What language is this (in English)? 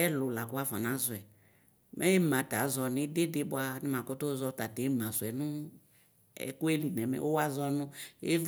Ikposo